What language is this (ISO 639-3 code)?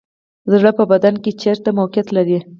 pus